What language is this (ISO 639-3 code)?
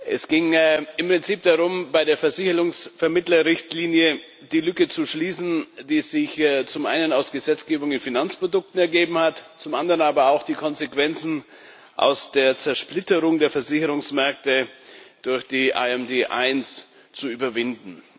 deu